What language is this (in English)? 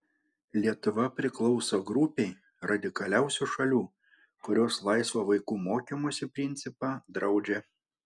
Lithuanian